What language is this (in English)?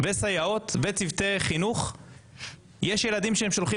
Hebrew